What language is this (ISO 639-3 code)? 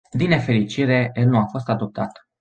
ron